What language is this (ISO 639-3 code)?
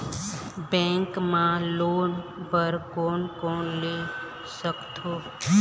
hne